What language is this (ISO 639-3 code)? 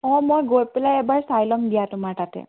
asm